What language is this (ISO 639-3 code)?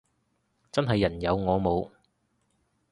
yue